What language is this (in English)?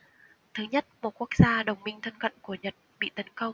Vietnamese